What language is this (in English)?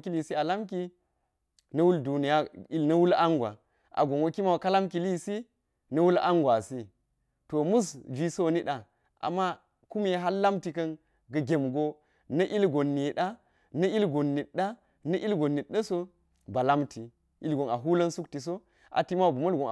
Geji